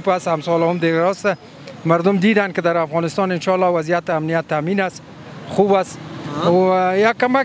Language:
Persian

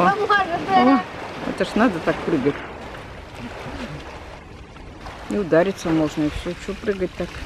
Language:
Russian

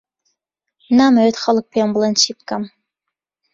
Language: Central Kurdish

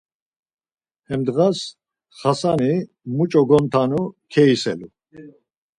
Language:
Laz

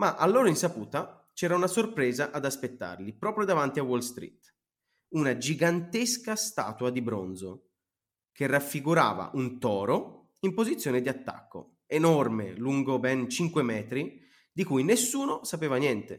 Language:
Italian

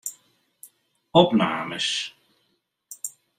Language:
Western Frisian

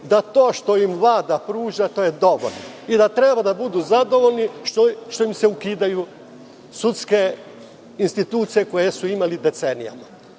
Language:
Serbian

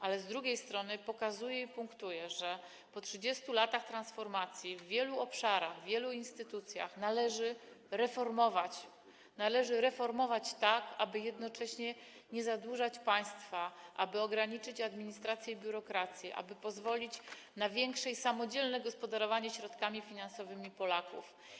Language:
Polish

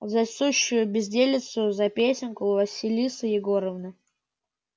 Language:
Russian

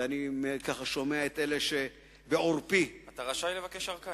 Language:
Hebrew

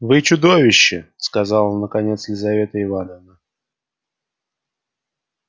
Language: Russian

